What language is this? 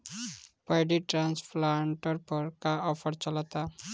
Bhojpuri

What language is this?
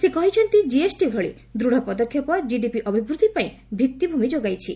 Odia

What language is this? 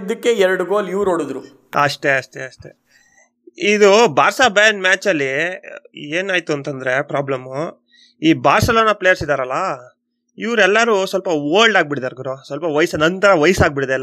Kannada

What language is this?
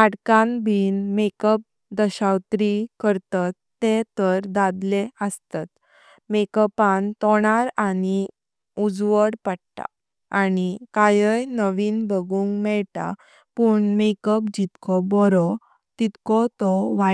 Konkani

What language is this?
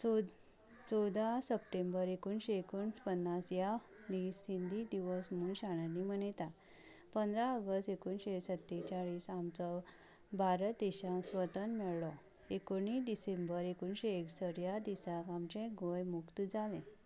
Konkani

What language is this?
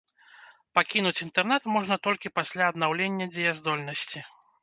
Belarusian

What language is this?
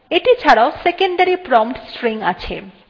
Bangla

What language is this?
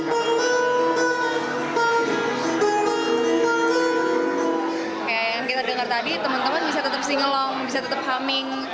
Indonesian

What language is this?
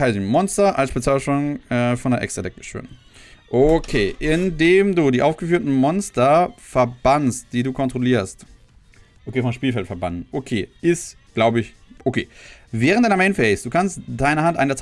German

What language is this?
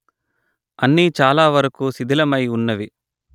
Telugu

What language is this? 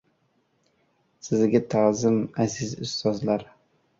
Uzbek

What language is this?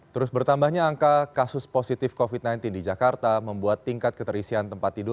Indonesian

